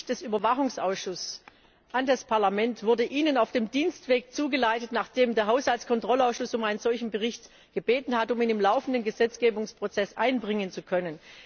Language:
German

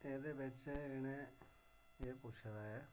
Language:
Dogri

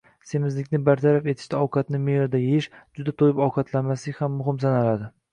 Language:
Uzbek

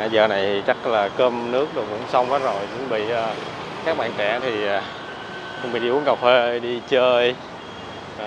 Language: Vietnamese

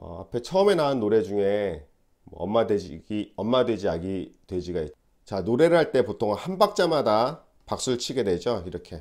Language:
Korean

